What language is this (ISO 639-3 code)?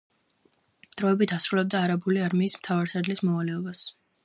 kat